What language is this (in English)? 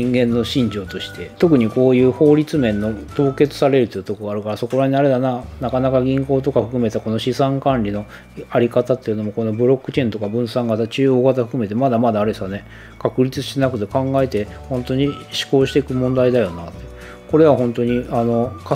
Japanese